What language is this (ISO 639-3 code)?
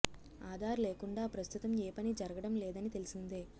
tel